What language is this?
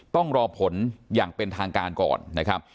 Thai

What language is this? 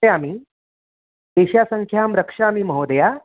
Sanskrit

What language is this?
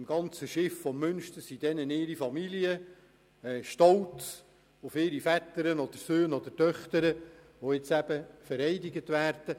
Swiss German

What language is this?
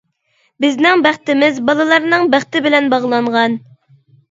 Uyghur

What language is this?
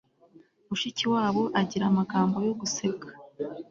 Kinyarwanda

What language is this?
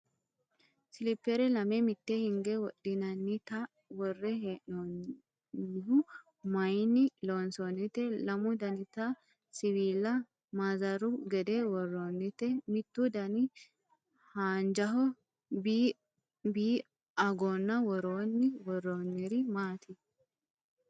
Sidamo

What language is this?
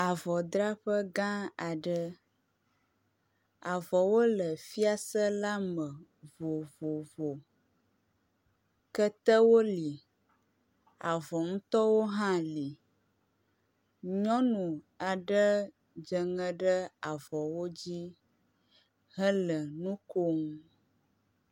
Ewe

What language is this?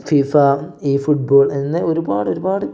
Malayalam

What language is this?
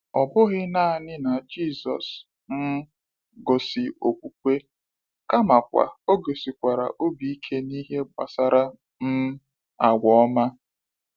Igbo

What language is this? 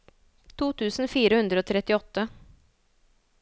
Norwegian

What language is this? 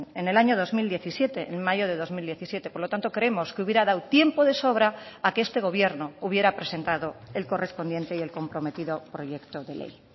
Spanish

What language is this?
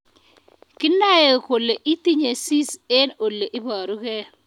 Kalenjin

